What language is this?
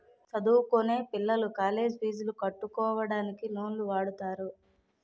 Telugu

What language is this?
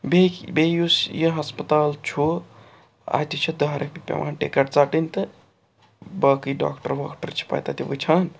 Kashmiri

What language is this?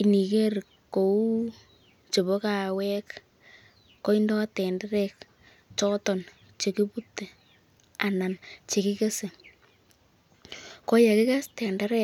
Kalenjin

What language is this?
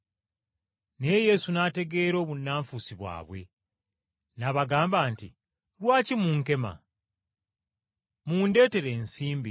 Ganda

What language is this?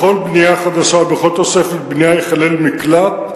Hebrew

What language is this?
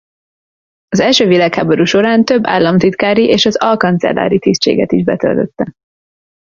Hungarian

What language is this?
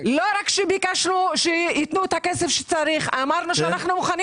Hebrew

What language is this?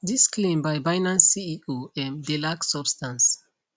Nigerian Pidgin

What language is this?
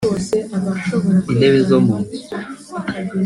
Kinyarwanda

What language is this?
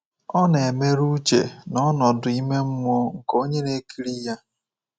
Igbo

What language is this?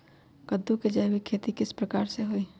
Magahi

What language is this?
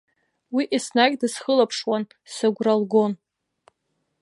Abkhazian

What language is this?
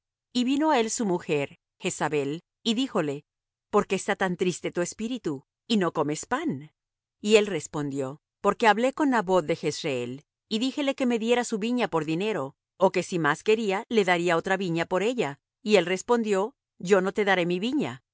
Spanish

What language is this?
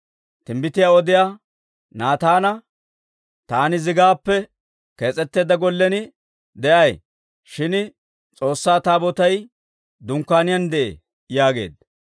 Dawro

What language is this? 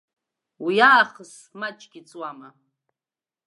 Abkhazian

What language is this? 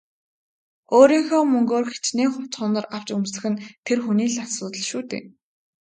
Mongolian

